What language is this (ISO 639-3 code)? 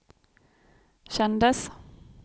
swe